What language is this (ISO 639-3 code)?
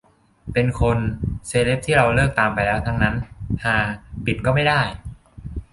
tha